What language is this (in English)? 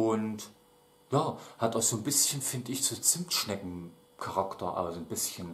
German